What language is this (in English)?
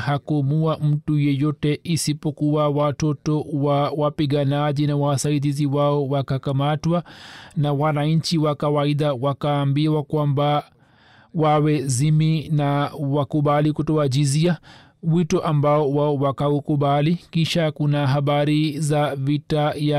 Swahili